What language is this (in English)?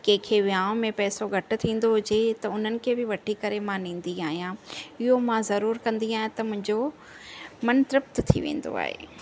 Sindhi